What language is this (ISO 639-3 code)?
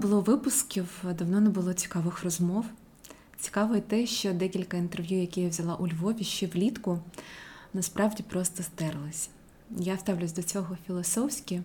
ukr